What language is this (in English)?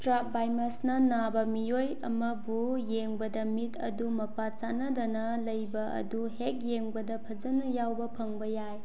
Manipuri